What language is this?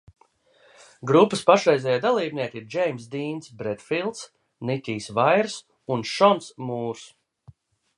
Latvian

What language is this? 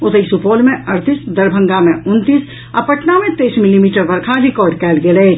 Maithili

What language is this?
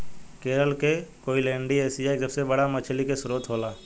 Bhojpuri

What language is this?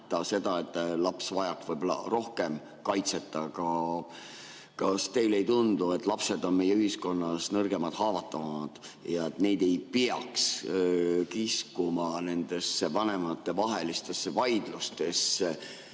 Estonian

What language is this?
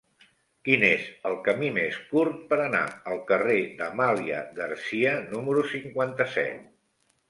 Catalan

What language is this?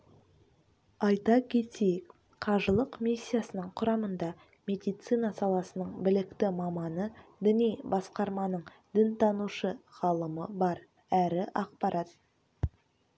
Kazakh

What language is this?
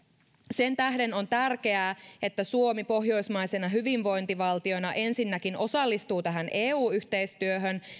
Finnish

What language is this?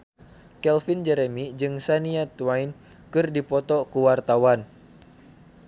Sundanese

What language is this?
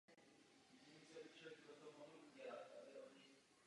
Czech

